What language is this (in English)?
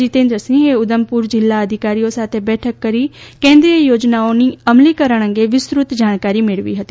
Gujarati